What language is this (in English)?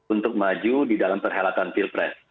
Indonesian